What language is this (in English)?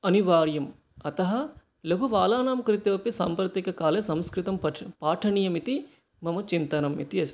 Sanskrit